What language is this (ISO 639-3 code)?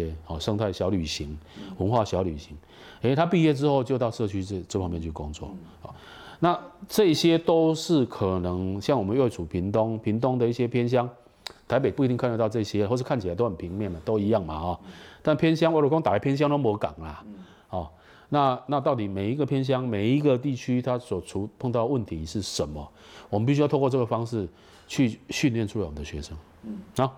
zho